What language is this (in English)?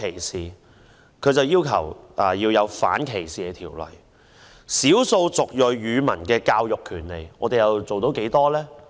Cantonese